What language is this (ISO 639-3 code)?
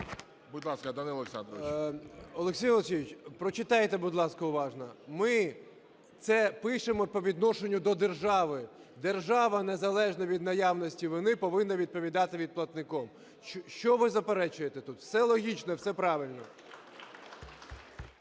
ukr